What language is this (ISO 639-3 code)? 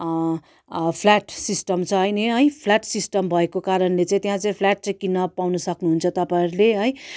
nep